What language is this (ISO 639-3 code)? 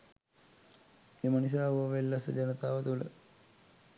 sin